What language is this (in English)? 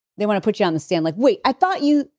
English